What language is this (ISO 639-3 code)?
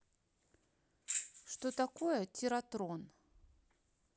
rus